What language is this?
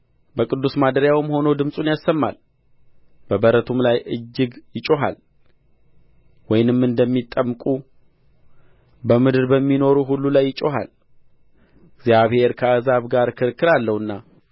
Amharic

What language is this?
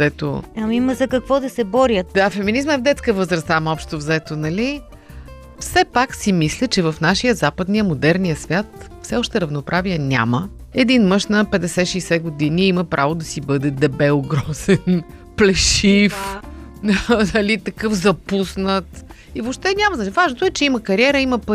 Bulgarian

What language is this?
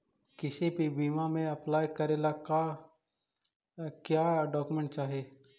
Magahi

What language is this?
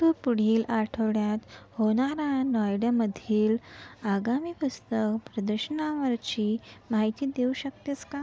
Marathi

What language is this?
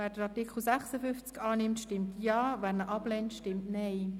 Swiss German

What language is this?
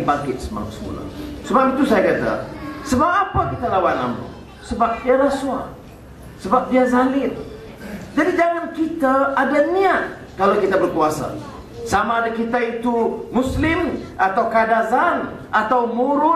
Malay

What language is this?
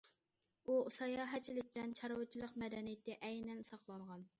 Uyghur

